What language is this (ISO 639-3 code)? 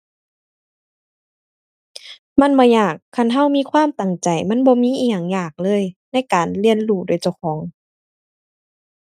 tha